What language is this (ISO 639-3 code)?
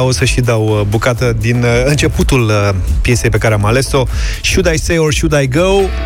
ron